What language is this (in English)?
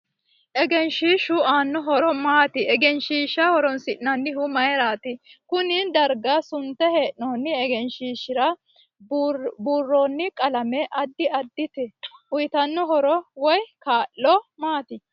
Sidamo